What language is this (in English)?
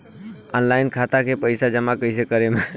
Bhojpuri